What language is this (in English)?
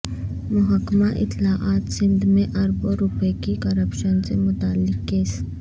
Urdu